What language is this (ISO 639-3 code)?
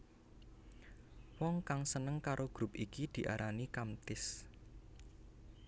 jav